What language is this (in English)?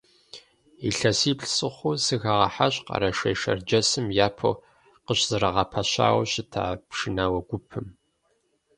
Kabardian